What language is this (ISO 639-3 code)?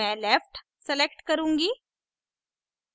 hin